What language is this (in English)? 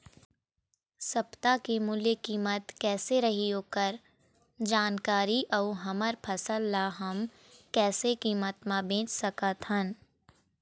Chhattisgarhi